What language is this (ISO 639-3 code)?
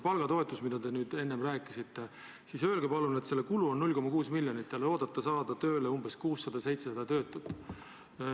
est